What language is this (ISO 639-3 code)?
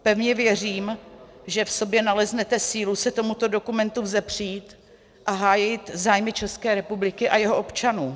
ces